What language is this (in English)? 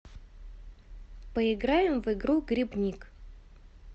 Russian